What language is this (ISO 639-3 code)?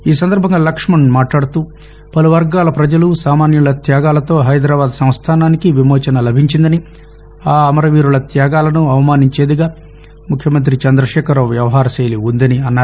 tel